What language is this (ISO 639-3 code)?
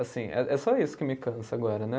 por